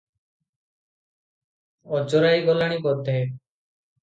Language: Odia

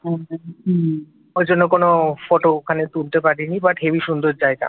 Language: Bangla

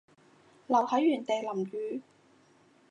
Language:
Cantonese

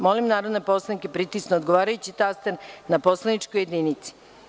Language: Serbian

